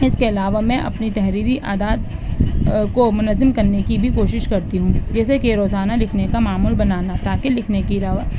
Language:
Urdu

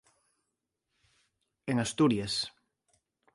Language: Galician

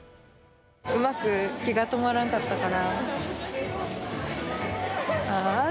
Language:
Japanese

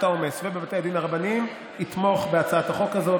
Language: Hebrew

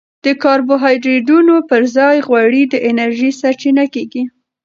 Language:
Pashto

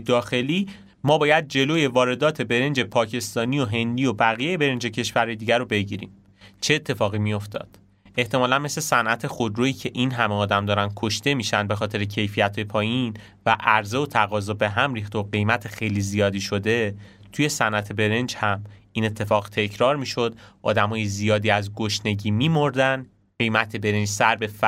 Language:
Persian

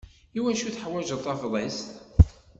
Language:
Kabyle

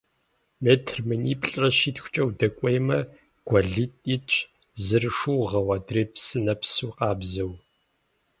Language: Kabardian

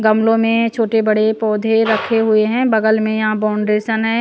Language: Hindi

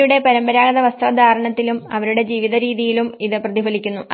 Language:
Malayalam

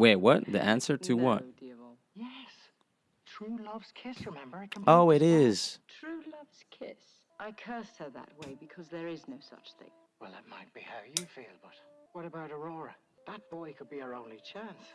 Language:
English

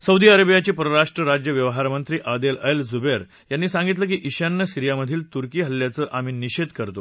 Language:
Marathi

